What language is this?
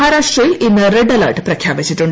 Malayalam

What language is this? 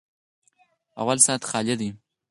Pashto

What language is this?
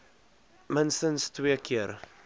Afrikaans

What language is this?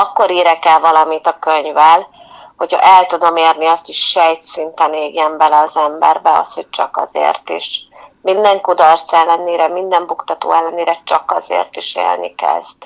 Hungarian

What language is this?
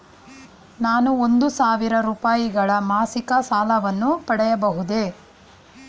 Kannada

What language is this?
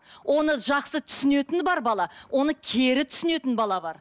Kazakh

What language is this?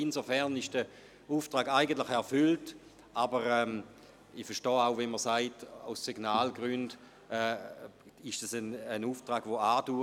Swiss German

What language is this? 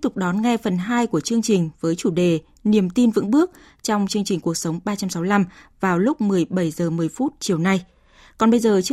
Vietnamese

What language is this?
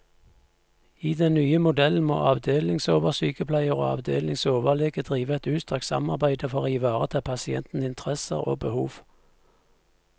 Norwegian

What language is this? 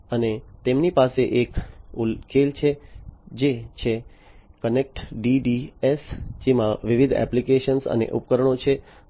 Gujarati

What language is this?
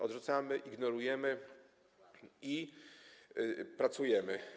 Polish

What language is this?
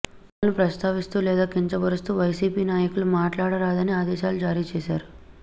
Telugu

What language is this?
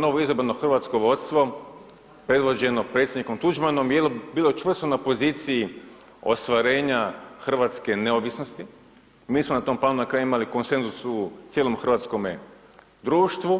Croatian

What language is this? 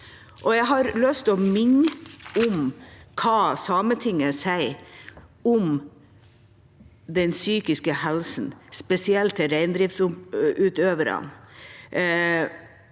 Norwegian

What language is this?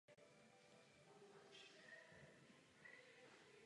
Czech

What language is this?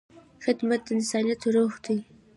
Pashto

